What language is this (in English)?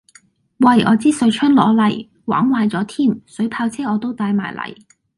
Cantonese